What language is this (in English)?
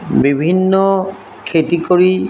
Assamese